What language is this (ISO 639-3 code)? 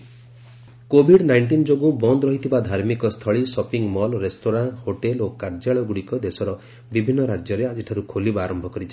ori